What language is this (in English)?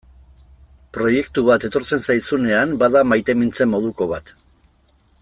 Basque